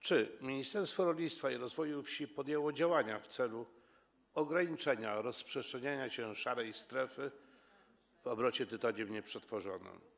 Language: Polish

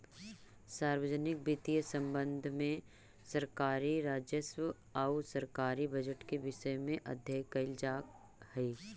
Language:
Magahi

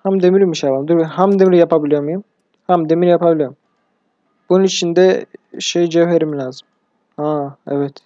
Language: Turkish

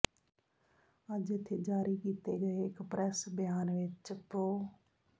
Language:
Punjabi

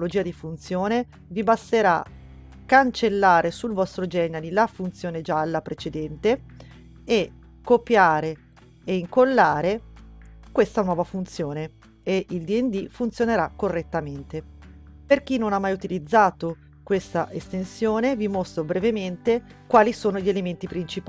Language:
Italian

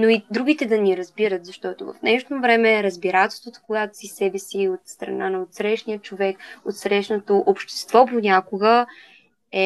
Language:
Bulgarian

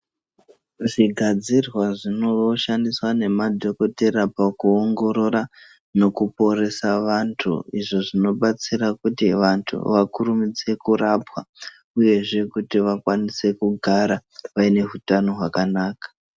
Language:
Ndau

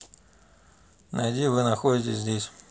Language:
Russian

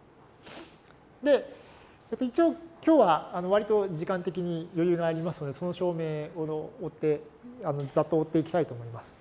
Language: Japanese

